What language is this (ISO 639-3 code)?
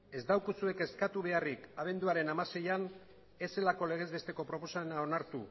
eus